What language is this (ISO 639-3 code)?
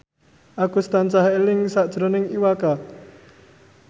jav